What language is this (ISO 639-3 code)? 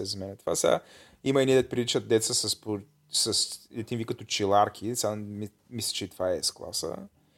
bul